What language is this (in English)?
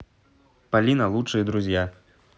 Russian